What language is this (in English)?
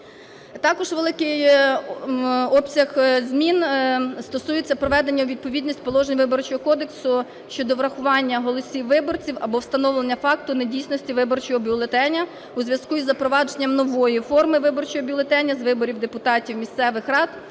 Ukrainian